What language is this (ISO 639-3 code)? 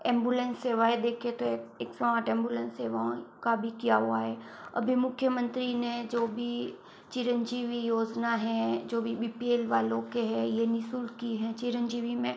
hin